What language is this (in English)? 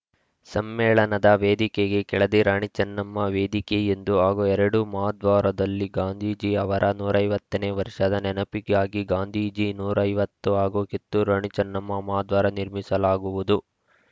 Kannada